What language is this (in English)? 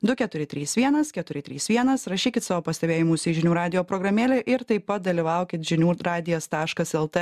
Lithuanian